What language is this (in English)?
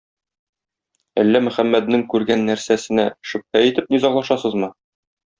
Tatar